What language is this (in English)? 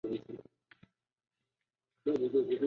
Chinese